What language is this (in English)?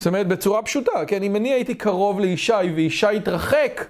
Hebrew